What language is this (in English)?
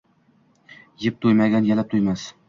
Uzbek